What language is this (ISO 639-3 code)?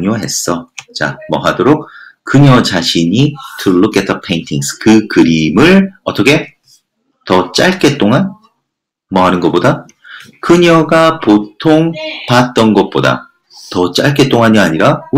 kor